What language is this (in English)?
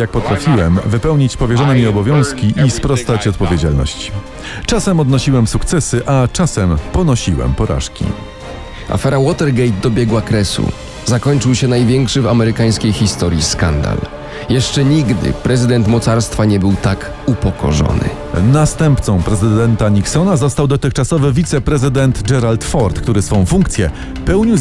Polish